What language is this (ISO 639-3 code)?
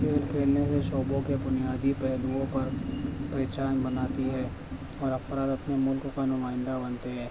urd